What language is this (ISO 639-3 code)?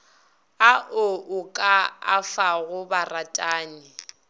nso